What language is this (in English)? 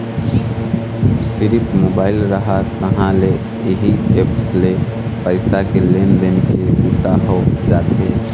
Chhattisgarhi